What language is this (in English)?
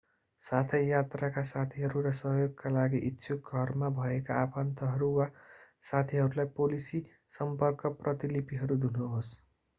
Nepali